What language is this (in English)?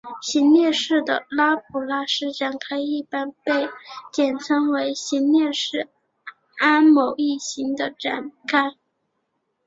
Chinese